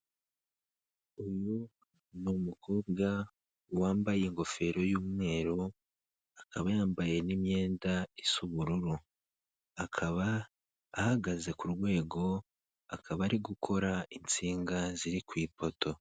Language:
Kinyarwanda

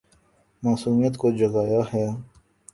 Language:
Urdu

